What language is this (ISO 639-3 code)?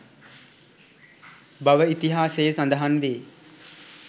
sin